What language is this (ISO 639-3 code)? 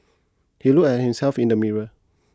eng